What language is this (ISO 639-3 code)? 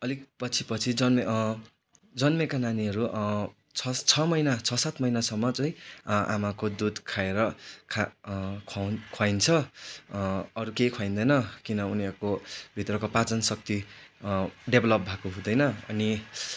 nep